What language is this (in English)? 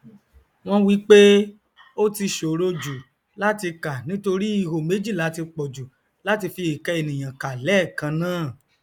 Yoruba